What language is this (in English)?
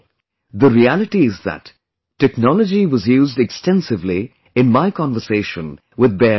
English